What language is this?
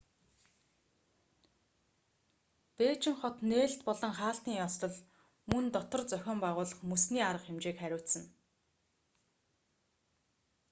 Mongolian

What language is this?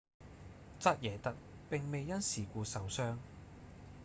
Cantonese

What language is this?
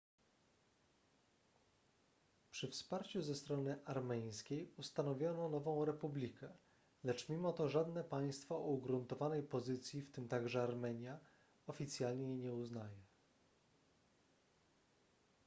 Polish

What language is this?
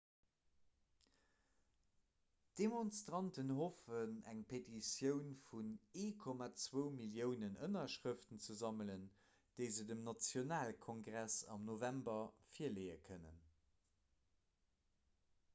Luxembourgish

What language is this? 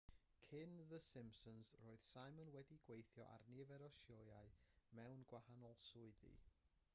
Welsh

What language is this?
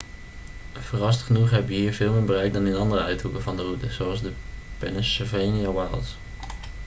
Dutch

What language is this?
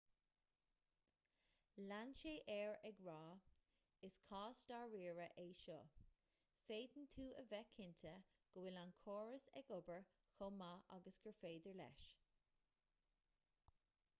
Irish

